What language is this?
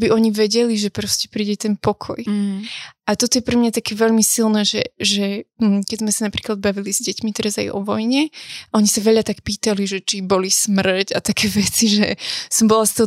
Slovak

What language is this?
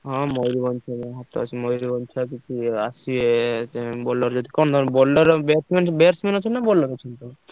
Odia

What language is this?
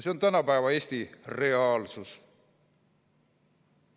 Estonian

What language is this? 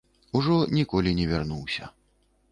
Belarusian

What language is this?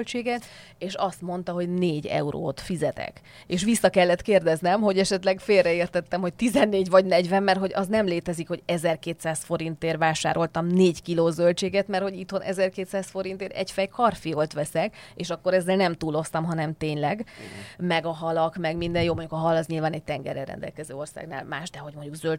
Hungarian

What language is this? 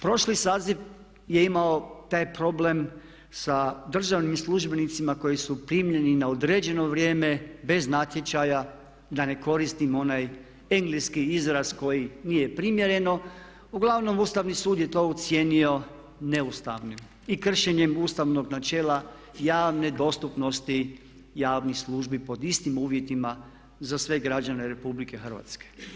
Croatian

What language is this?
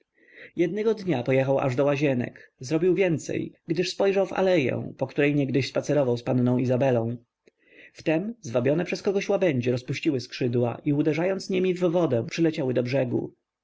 Polish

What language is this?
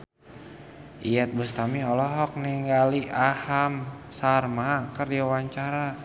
Sundanese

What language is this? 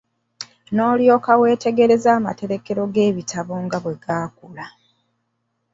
Ganda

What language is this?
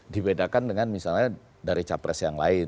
Indonesian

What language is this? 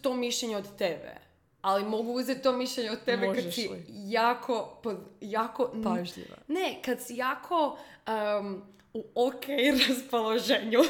Croatian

